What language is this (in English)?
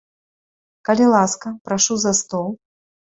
Belarusian